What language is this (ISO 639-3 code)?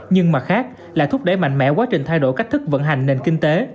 vie